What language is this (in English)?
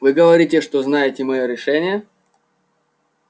Russian